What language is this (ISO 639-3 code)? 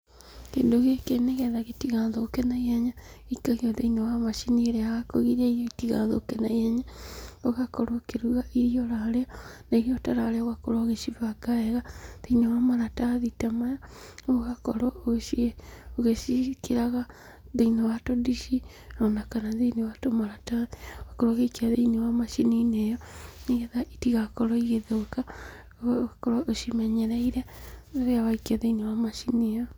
kik